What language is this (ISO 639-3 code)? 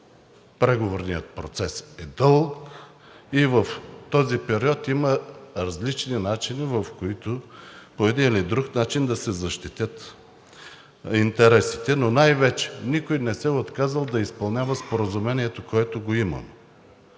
bul